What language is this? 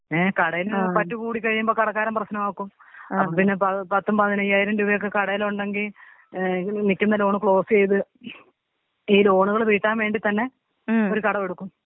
Malayalam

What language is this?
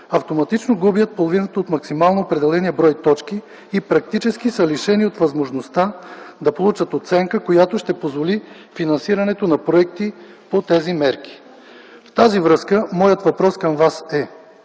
Bulgarian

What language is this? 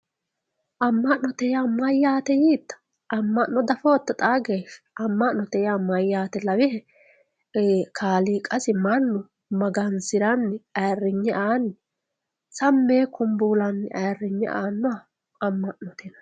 Sidamo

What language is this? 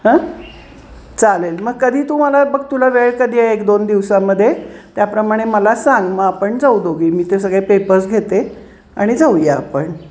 Marathi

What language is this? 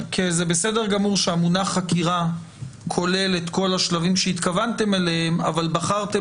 Hebrew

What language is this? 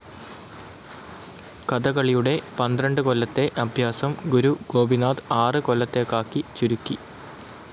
Malayalam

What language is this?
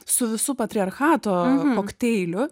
Lithuanian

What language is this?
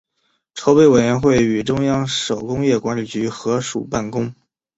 Chinese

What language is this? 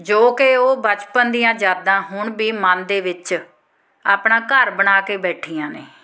Punjabi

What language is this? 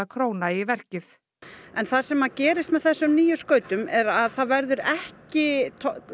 Icelandic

